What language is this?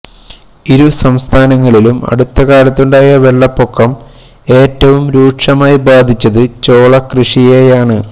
Malayalam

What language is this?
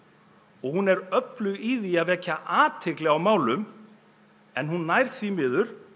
Icelandic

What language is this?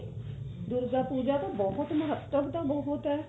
Punjabi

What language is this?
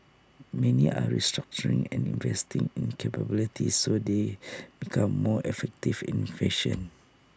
English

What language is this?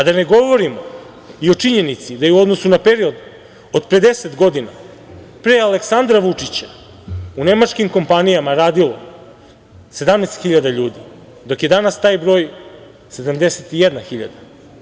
Serbian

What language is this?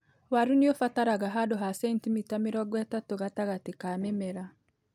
Kikuyu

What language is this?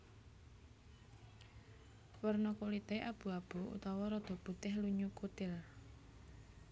Javanese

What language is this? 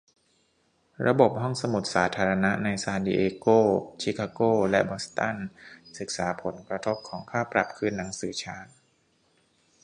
Thai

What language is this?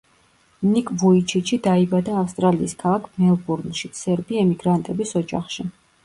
Georgian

